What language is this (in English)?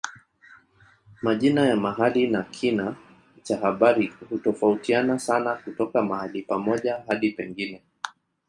Swahili